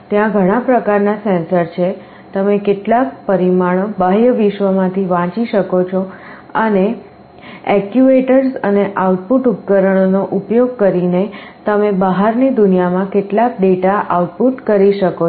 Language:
Gujarati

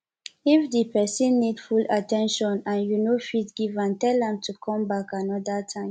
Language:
Nigerian Pidgin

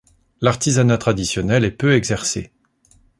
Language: French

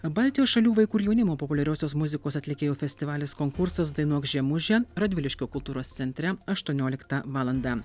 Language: Lithuanian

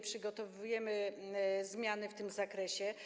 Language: Polish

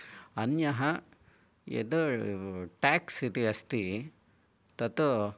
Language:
Sanskrit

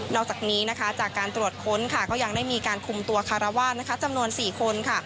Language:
Thai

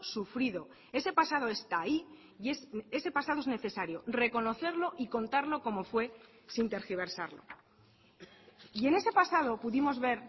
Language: Spanish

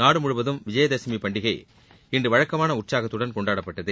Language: Tamil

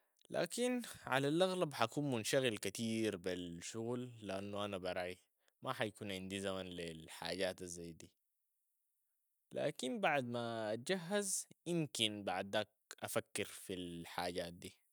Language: Sudanese Arabic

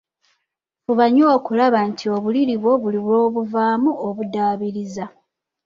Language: Ganda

